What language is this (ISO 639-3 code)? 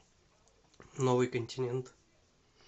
rus